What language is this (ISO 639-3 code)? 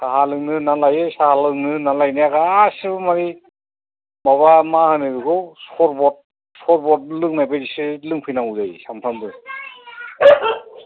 brx